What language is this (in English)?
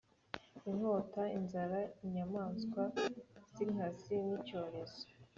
Kinyarwanda